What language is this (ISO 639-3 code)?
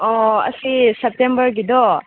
mni